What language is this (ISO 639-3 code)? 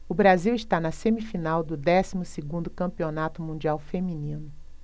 por